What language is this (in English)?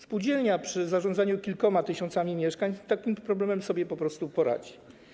Polish